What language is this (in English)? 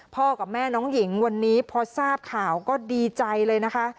Thai